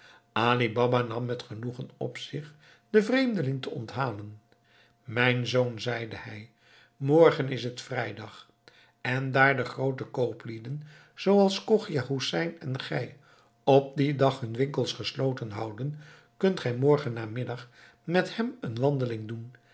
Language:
Dutch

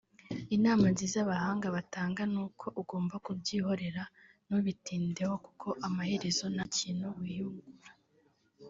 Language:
Kinyarwanda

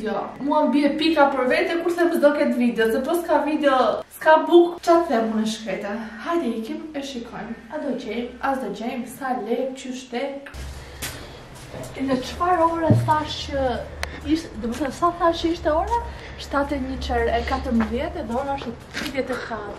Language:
Romanian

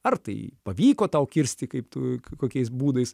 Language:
Lithuanian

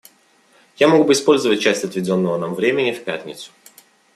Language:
Russian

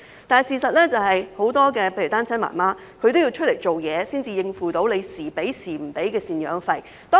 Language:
Cantonese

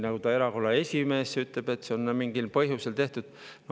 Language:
Estonian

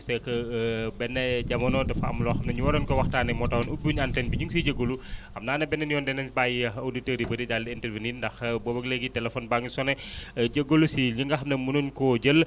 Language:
Wolof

